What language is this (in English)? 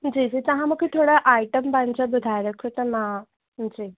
Sindhi